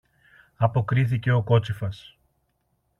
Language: Greek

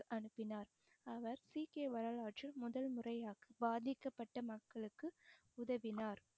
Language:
Tamil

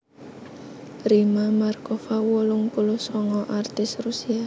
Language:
Javanese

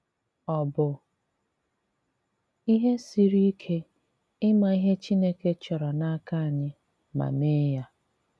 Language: Igbo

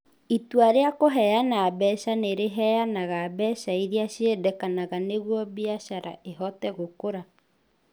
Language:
Kikuyu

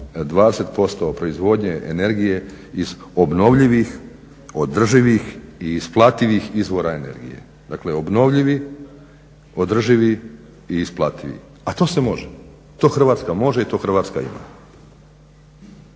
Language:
Croatian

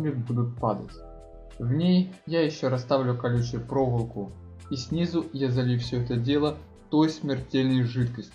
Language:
Russian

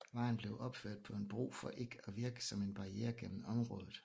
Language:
Danish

